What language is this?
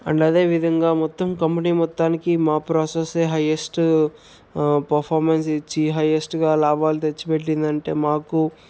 Telugu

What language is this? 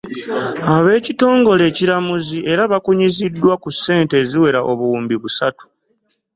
Ganda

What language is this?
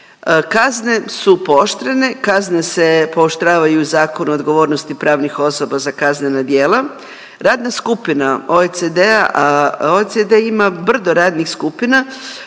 Croatian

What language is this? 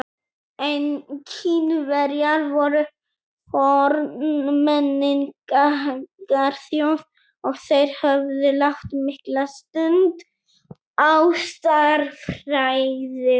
Icelandic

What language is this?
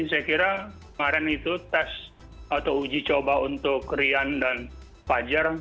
Indonesian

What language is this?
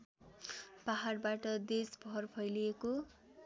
Nepali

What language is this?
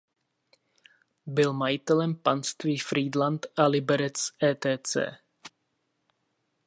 Czech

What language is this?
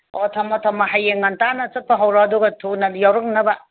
Manipuri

